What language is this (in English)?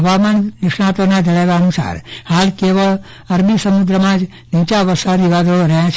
Gujarati